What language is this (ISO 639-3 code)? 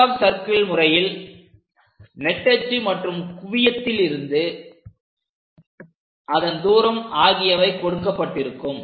tam